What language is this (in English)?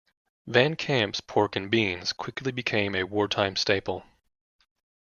English